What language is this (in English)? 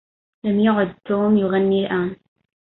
Arabic